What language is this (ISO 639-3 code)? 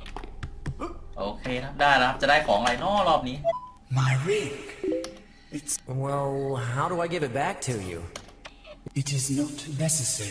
tha